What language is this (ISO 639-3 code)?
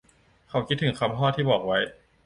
tha